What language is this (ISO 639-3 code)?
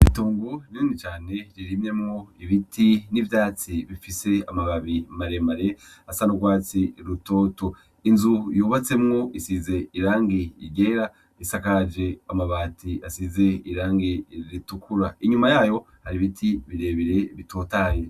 run